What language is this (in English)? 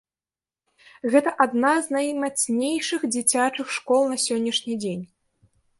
Belarusian